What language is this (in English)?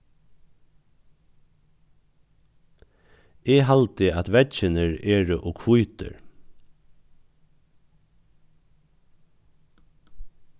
Faroese